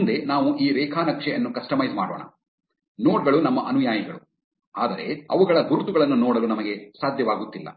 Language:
Kannada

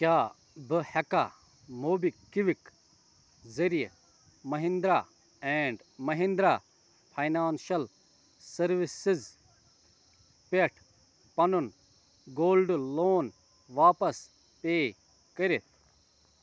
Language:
Kashmiri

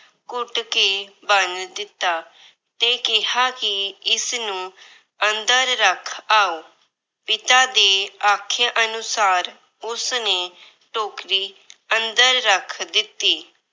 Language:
Punjabi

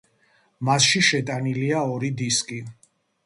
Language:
Georgian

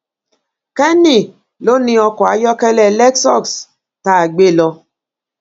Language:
Yoruba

